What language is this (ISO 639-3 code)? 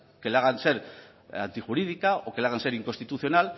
spa